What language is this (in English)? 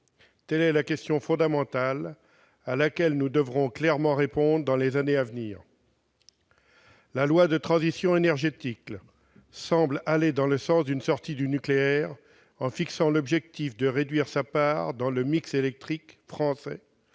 French